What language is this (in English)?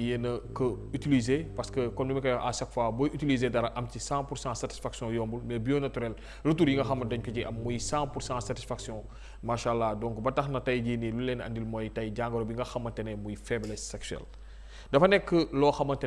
Indonesian